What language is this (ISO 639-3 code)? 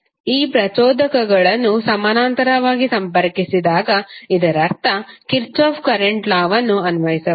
kan